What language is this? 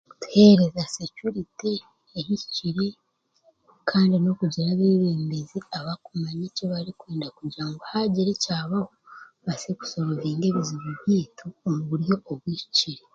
Chiga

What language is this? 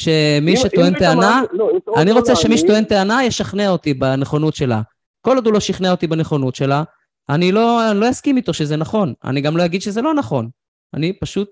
Hebrew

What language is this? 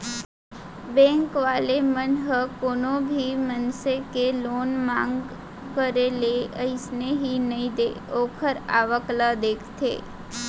Chhattisgarhi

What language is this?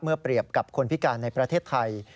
Thai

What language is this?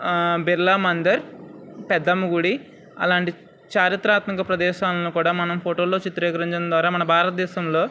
Telugu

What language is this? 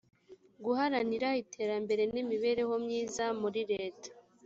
Kinyarwanda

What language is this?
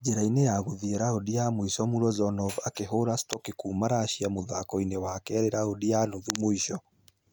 Kikuyu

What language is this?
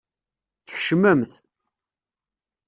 Kabyle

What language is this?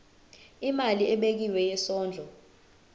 Zulu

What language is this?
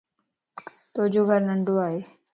Lasi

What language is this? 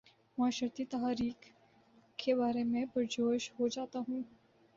Urdu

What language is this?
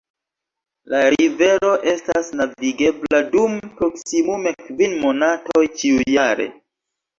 Esperanto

